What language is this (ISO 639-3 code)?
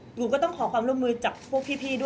tha